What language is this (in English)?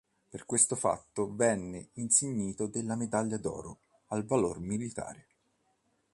Italian